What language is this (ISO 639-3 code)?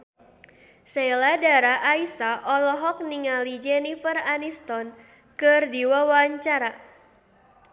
sun